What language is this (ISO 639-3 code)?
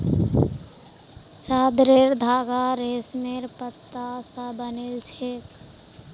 mag